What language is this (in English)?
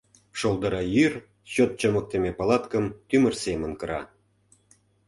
Mari